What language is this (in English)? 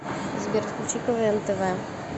Russian